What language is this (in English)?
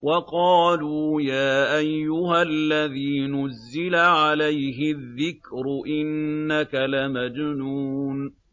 Arabic